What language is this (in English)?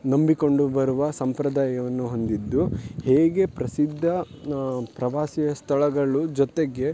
Kannada